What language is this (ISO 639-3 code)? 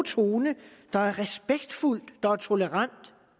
dan